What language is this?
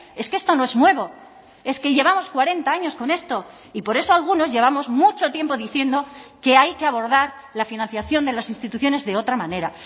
Spanish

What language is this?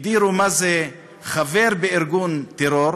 Hebrew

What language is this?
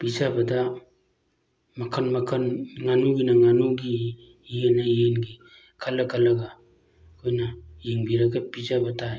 Manipuri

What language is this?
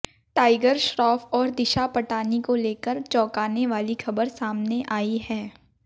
Hindi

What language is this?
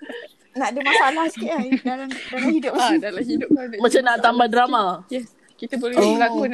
Malay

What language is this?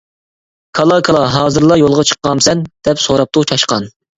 Uyghur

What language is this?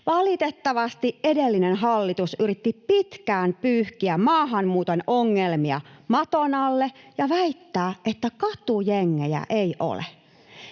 Finnish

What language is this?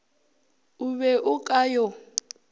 Northern Sotho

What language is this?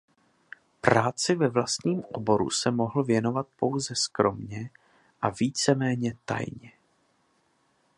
Czech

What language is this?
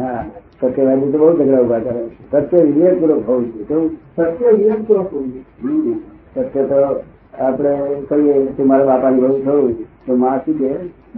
Gujarati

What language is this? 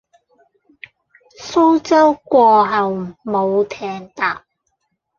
Cantonese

